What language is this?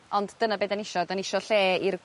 Welsh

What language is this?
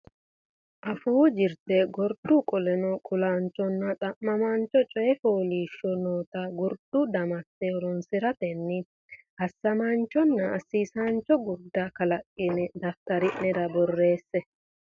Sidamo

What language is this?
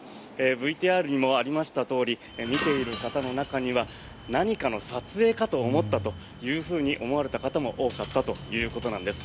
Japanese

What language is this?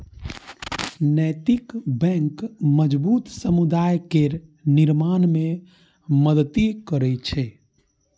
Maithili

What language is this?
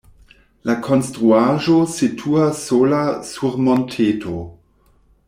Esperanto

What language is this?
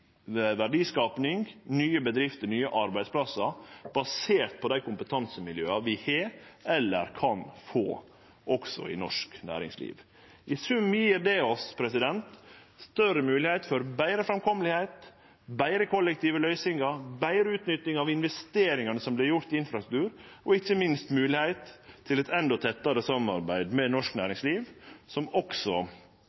Norwegian Nynorsk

